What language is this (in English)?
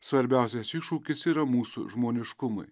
Lithuanian